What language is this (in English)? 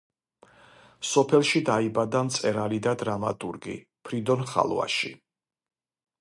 Georgian